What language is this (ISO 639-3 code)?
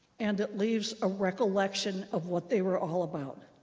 eng